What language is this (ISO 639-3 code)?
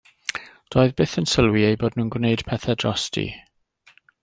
cym